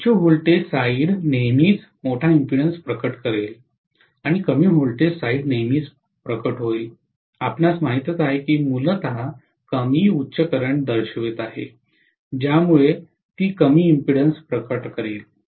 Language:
Marathi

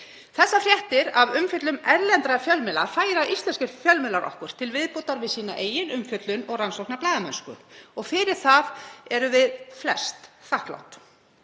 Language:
Icelandic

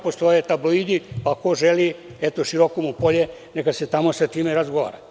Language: Serbian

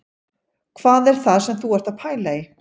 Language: Icelandic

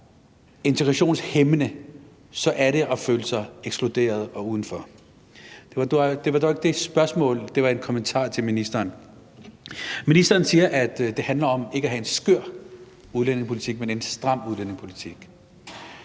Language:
Danish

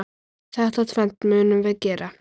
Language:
Icelandic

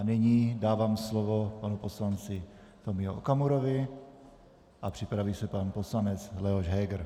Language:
Czech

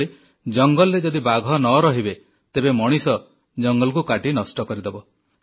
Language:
Odia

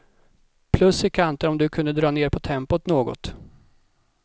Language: Swedish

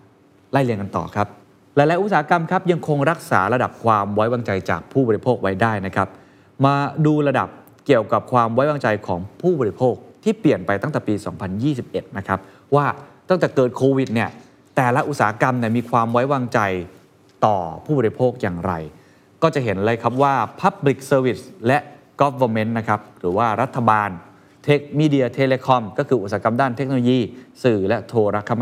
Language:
Thai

